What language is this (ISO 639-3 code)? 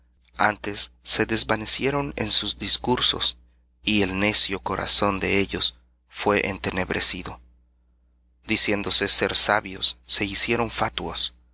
spa